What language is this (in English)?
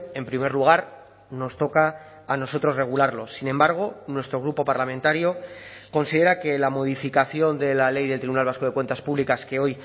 Spanish